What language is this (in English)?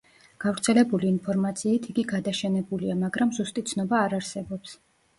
Georgian